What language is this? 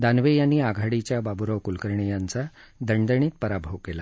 Marathi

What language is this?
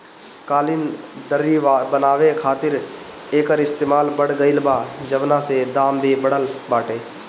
Bhojpuri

